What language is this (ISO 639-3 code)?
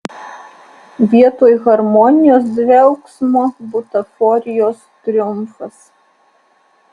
lit